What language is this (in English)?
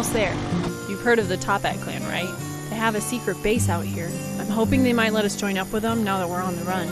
English